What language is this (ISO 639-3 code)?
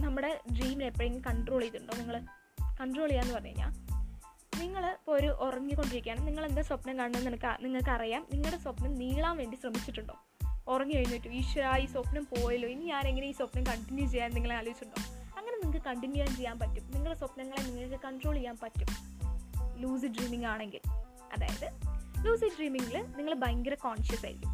mal